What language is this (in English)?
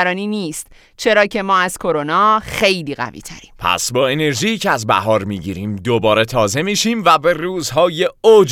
Persian